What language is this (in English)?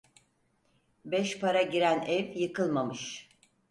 Turkish